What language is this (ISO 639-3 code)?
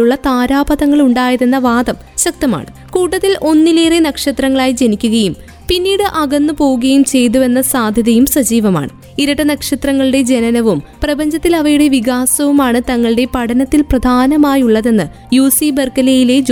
mal